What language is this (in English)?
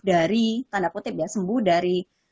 Indonesian